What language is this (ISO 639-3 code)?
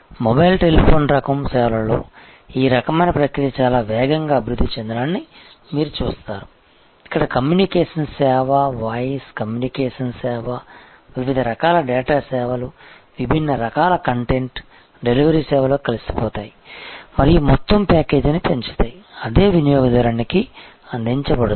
tel